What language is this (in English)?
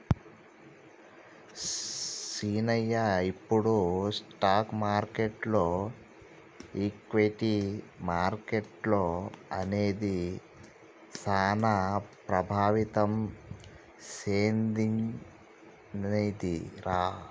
Telugu